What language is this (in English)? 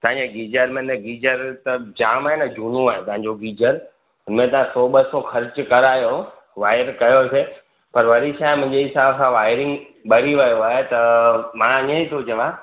Sindhi